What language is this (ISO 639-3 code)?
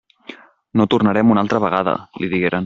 cat